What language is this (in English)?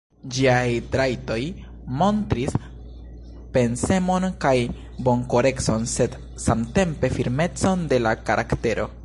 Esperanto